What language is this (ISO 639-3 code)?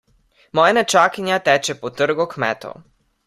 slv